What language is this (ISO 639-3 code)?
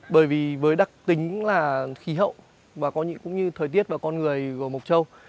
vie